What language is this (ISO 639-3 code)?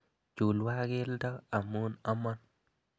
kln